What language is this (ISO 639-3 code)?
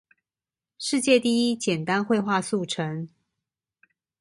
zho